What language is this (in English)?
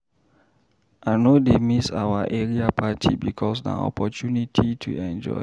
Nigerian Pidgin